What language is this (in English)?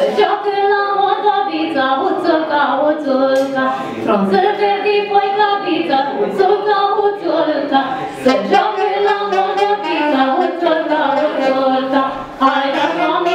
Greek